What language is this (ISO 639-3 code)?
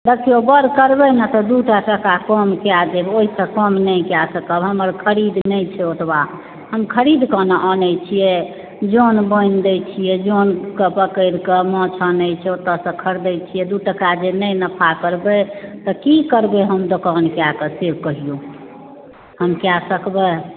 mai